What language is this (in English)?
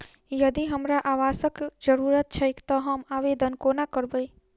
Maithili